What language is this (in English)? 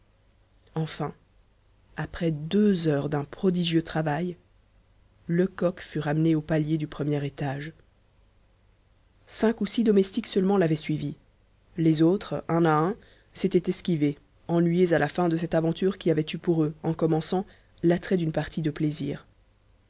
French